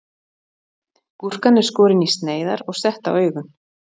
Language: Icelandic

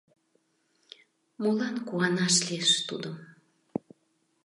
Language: Mari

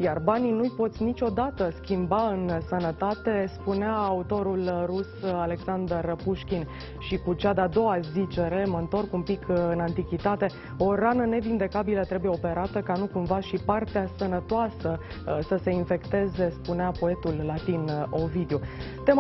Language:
Romanian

